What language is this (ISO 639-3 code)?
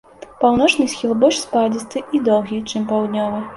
bel